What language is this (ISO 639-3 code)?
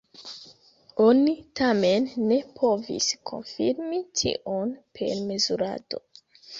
epo